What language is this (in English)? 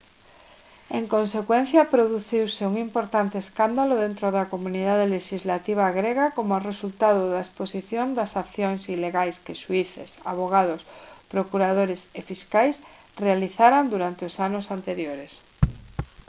Galician